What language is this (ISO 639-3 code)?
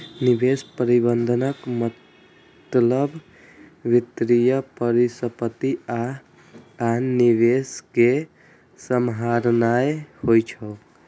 mai